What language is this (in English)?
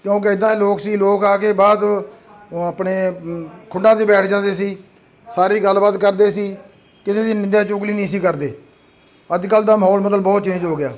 Punjabi